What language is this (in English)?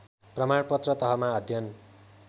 Nepali